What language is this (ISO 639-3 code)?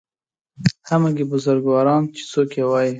pus